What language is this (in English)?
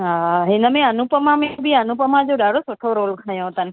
Sindhi